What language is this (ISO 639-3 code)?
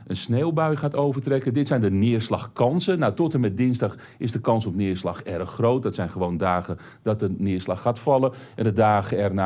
nld